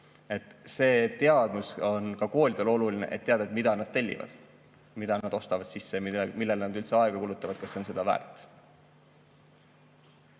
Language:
Estonian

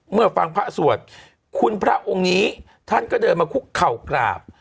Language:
Thai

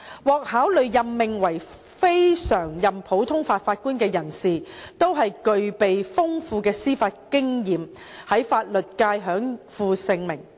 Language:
Cantonese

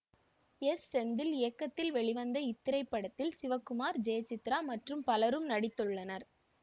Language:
Tamil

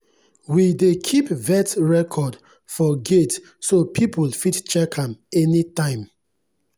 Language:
Nigerian Pidgin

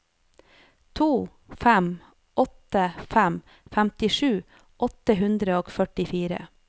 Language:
Norwegian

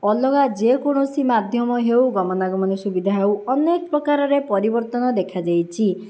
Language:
Odia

